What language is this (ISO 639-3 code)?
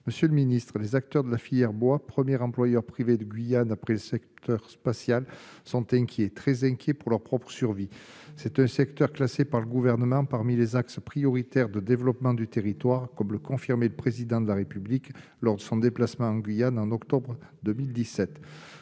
fra